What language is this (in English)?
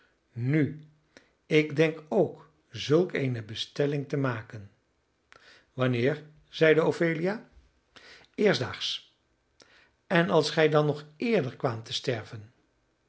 Dutch